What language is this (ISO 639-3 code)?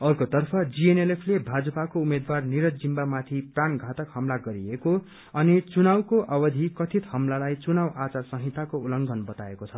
nep